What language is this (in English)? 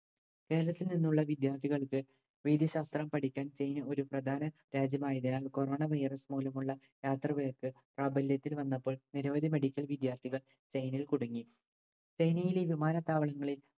Malayalam